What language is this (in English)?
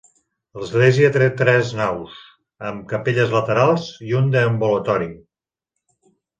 Catalan